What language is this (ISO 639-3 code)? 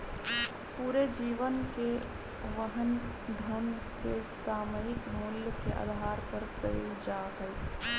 mag